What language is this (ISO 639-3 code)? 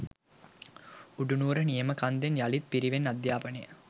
sin